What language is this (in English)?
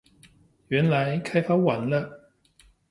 Chinese